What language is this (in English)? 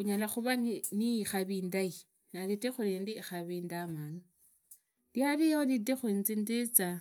Idakho-Isukha-Tiriki